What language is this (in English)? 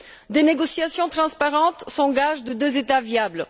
French